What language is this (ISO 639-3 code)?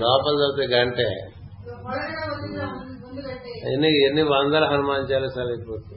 tel